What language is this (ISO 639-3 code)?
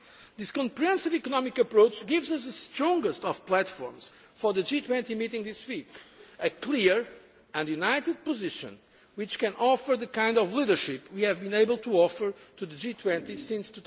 eng